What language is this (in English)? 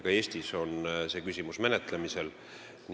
Estonian